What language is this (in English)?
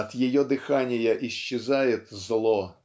Russian